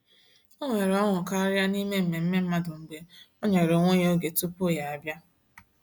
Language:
Igbo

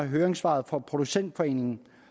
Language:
Danish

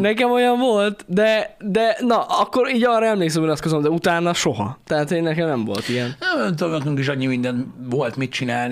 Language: Hungarian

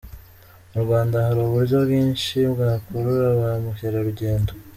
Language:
Kinyarwanda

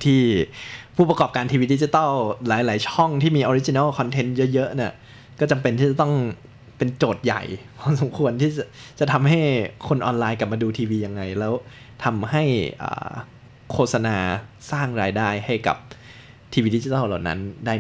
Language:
Thai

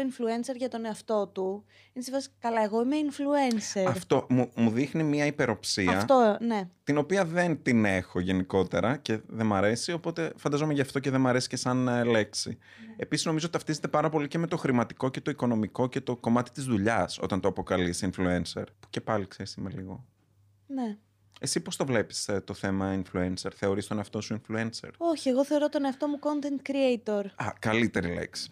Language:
Greek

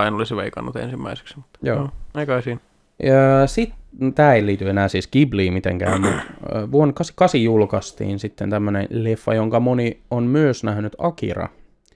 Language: Finnish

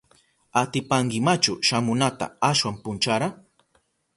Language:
Southern Pastaza Quechua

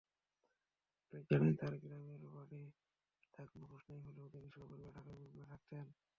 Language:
Bangla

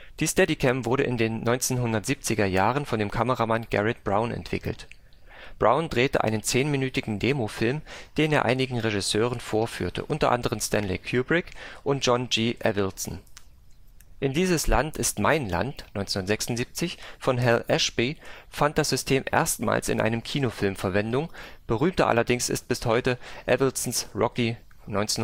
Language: German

